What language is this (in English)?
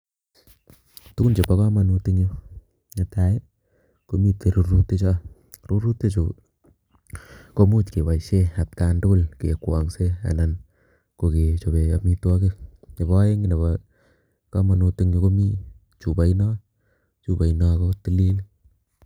Kalenjin